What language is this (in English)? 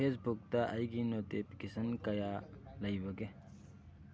Manipuri